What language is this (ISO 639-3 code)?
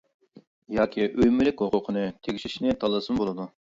uig